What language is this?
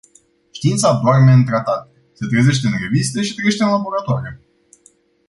Romanian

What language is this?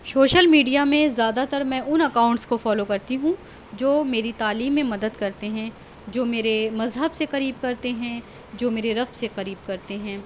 Urdu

